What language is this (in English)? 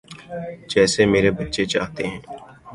Urdu